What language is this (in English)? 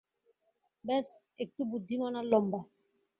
Bangla